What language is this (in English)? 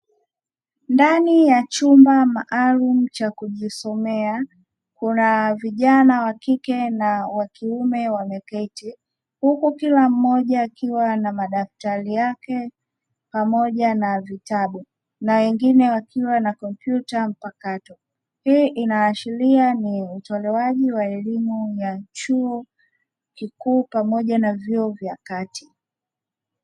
Swahili